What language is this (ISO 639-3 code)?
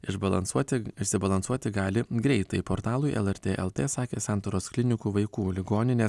lit